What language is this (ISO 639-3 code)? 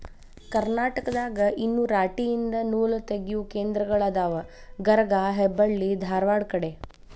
kan